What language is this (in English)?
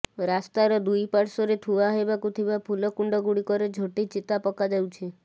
Odia